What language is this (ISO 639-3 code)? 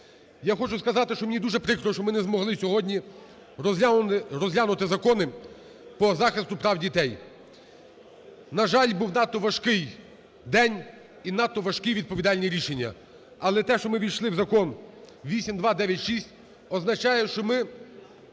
ukr